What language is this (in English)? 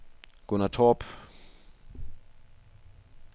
Danish